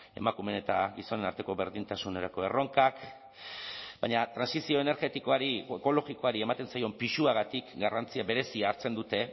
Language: Basque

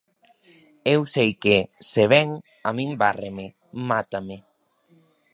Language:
Galician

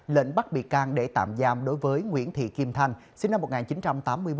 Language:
Vietnamese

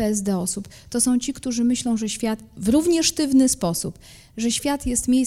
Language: Polish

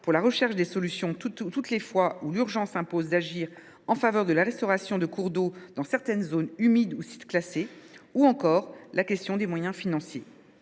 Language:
French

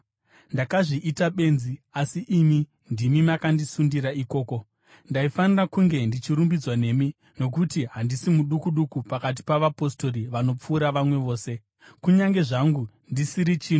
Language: Shona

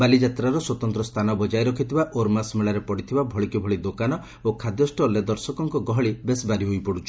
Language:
Odia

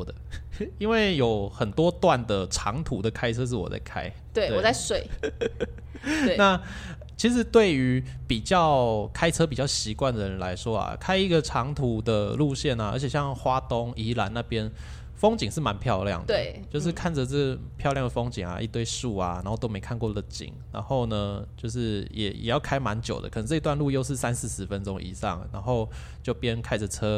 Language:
Chinese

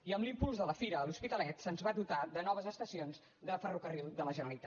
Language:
Catalan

